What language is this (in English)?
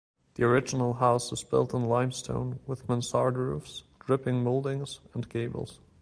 English